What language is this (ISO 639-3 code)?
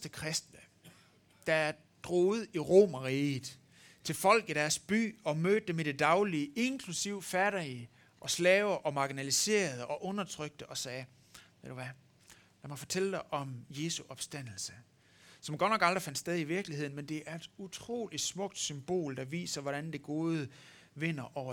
dan